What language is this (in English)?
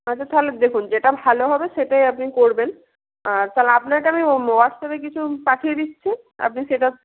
Bangla